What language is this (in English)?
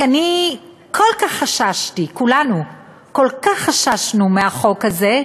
Hebrew